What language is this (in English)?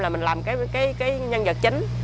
Vietnamese